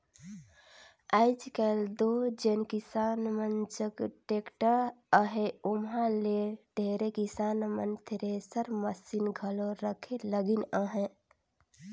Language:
Chhattisgarhi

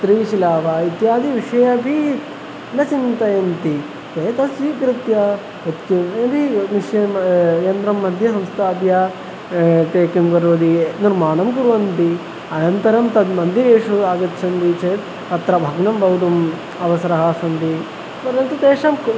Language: Sanskrit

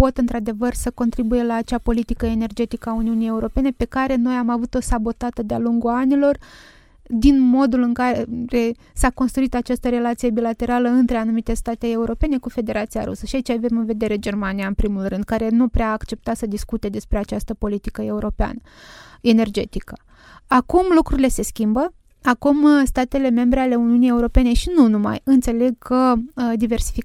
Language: Romanian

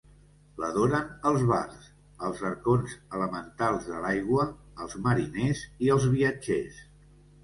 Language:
Catalan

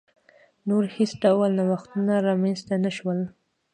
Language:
Pashto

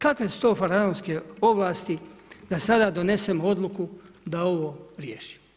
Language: Croatian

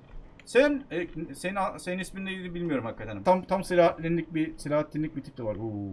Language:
Turkish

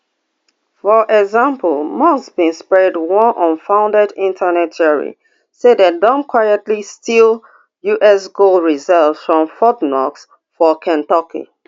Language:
Nigerian Pidgin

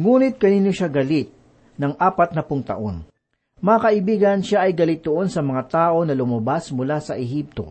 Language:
Filipino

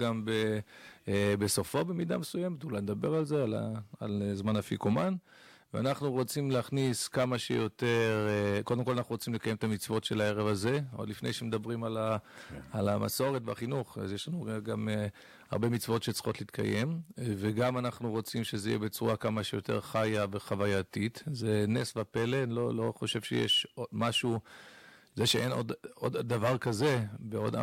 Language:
Hebrew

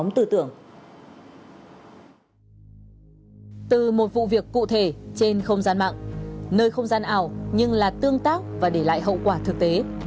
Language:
Vietnamese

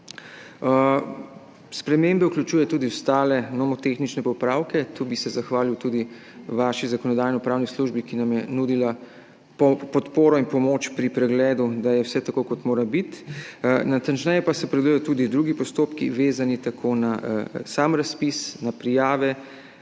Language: Slovenian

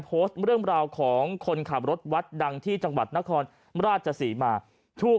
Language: Thai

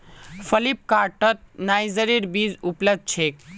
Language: Magahi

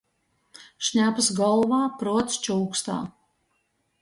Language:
Latgalian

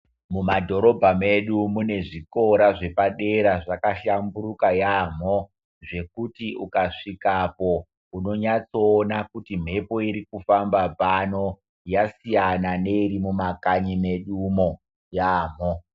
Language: Ndau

